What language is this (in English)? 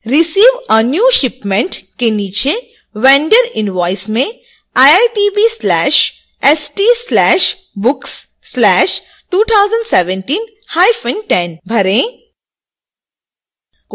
Hindi